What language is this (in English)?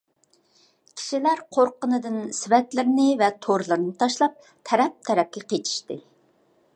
Uyghur